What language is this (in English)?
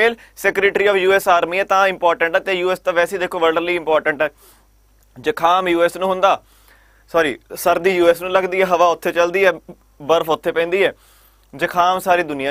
Hindi